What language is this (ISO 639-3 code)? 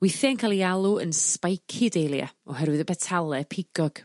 cym